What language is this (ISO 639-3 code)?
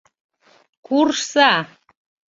chm